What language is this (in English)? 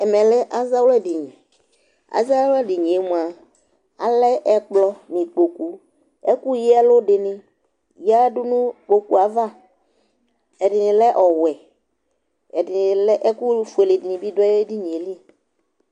Ikposo